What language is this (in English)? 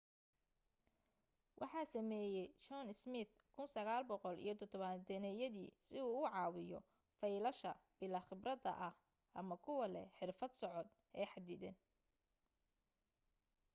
Somali